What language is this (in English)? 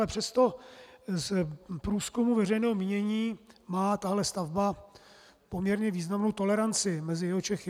Czech